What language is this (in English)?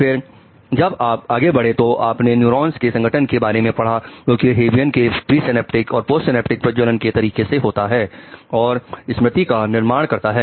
Hindi